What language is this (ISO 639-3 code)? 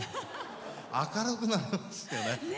jpn